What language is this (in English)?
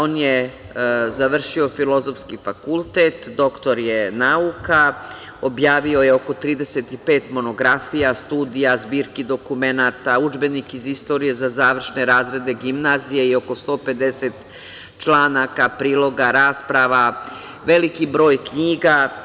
Serbian